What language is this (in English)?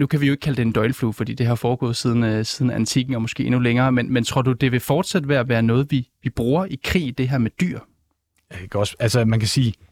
Danish